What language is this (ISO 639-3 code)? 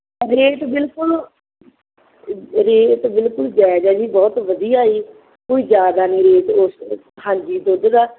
pan